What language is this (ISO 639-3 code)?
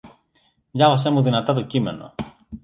ell